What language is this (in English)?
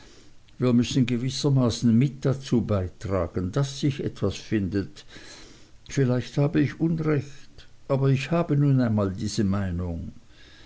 German